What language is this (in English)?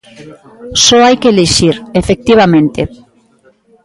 Galician